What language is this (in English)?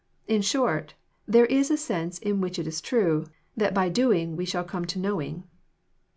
English